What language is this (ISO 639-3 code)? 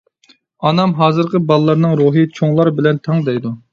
uig